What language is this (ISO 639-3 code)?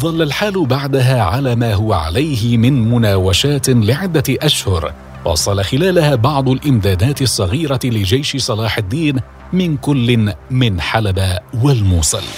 ara